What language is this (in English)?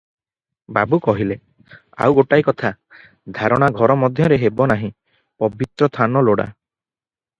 Odia